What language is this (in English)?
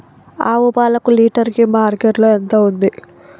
Telugu